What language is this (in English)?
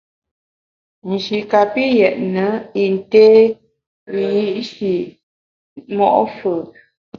Bamun